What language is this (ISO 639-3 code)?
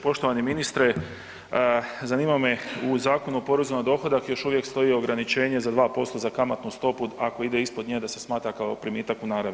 hrv